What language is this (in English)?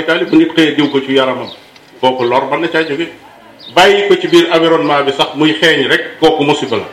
Malay